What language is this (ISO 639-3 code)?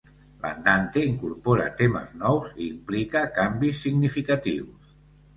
cat